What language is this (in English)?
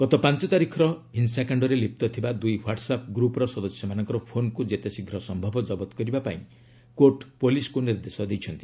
Odia